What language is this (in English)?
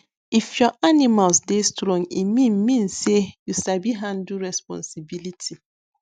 Nigerian Pidgin